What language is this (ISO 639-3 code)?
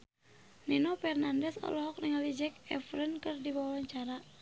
sun